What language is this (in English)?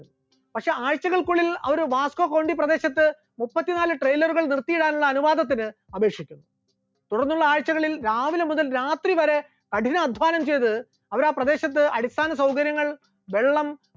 Malayalam